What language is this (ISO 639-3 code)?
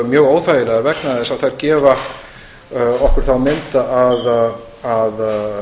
isl